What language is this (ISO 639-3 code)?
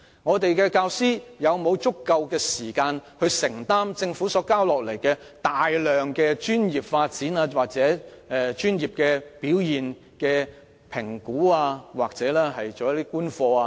yue